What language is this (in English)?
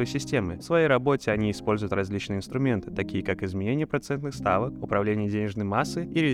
Russian